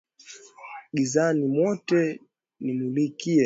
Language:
Swahili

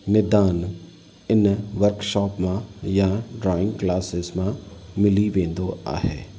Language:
Sindhi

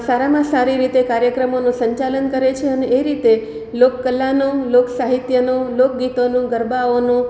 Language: Gujarati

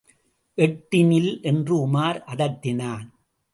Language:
Tamil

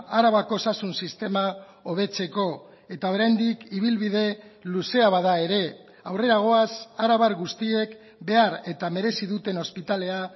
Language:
Basque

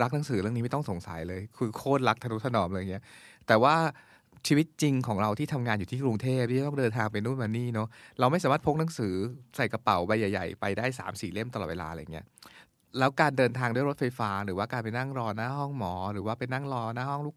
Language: Thai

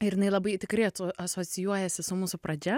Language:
Lithuanian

